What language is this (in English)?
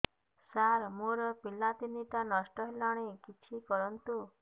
Odia